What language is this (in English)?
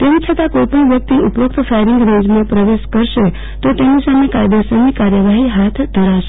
Gujarati